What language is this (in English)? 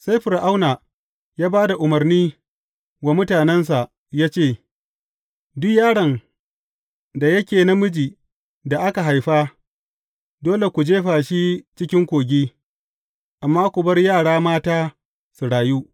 Hausa